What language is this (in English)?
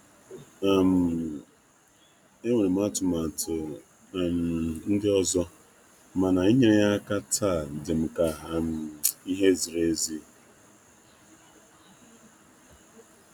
Igbo